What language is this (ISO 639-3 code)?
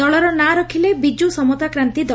ori